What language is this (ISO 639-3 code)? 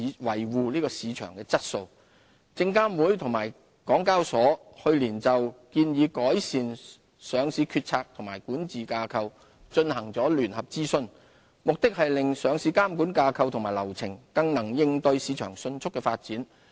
yue